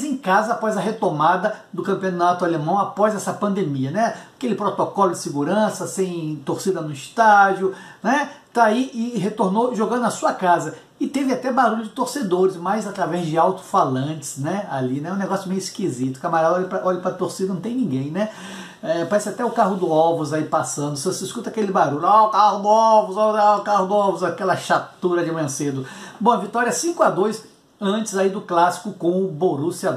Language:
Portuguese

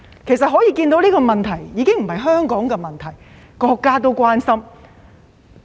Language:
Cantonese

